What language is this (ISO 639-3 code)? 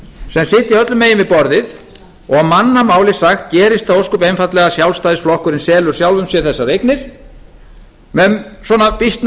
isl